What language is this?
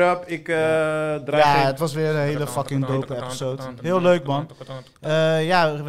Dutch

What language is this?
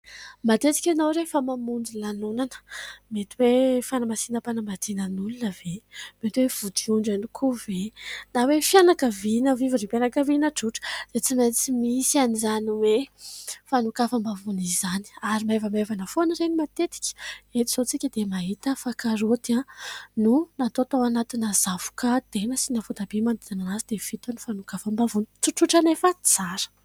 Malagasy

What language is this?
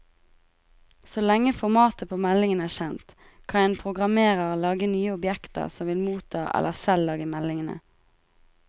Norwegian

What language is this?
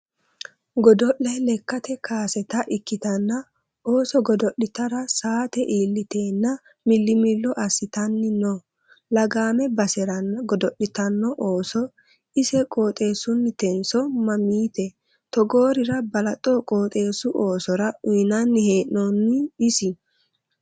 Sidamo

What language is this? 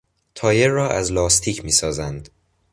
Persian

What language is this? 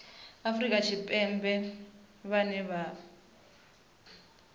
Venda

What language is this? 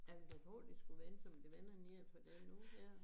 Danish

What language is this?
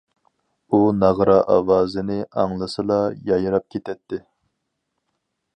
Uyghur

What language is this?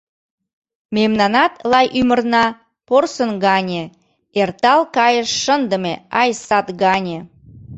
Mari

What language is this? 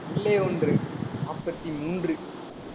Tamil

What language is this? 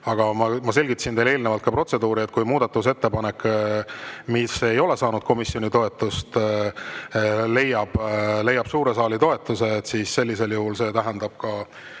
Estonian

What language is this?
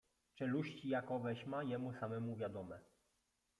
Polish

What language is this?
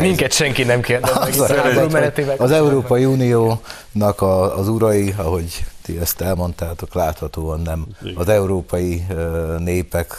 Hungarian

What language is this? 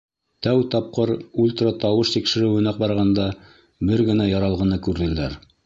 Bashkir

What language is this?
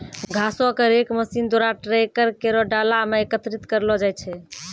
Maithili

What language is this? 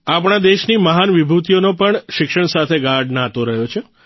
Gujarati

